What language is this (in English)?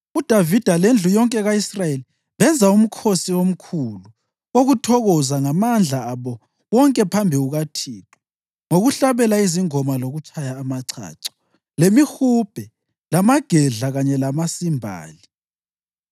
North Ndebele